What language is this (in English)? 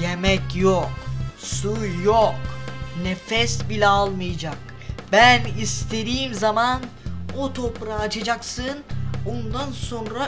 Turkish